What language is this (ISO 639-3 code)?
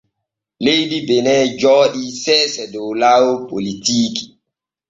fue